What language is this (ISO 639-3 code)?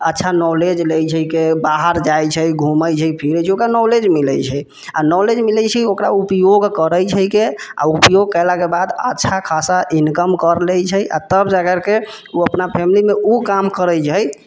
mai